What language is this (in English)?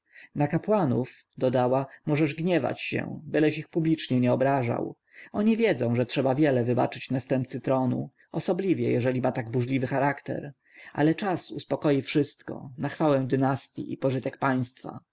Polish